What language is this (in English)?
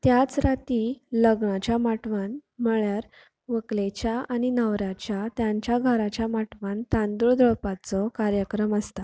Konkani